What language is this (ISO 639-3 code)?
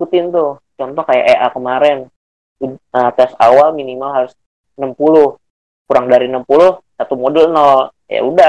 ind